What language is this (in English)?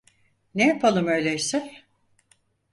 Turkish